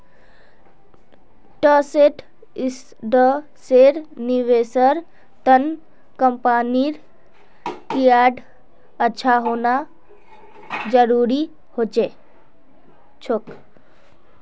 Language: Magahi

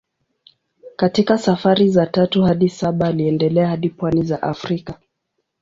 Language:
Swahili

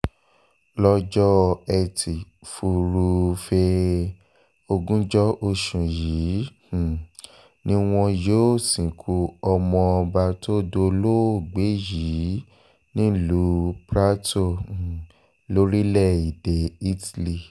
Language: Yoruba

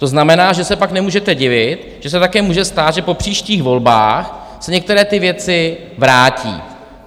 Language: Czech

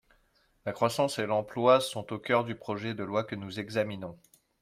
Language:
French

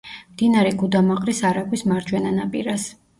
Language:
Georgian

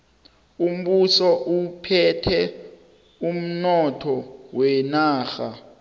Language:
South Ndebele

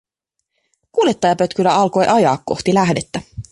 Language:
Finnish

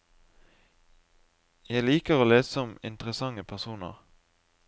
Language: Norwegian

